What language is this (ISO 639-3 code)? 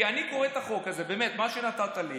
heb